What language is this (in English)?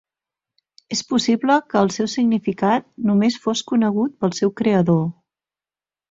Catalan